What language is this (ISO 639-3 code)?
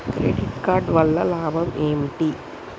tel